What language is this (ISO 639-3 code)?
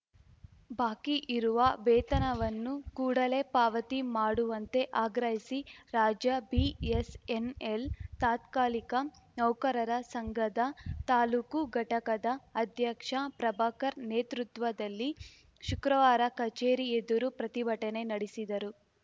kan